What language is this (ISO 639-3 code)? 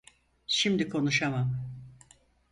tur